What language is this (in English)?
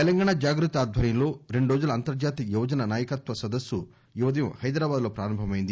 Telugu